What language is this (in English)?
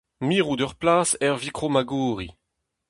Breton